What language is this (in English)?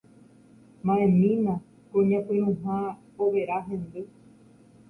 Guarani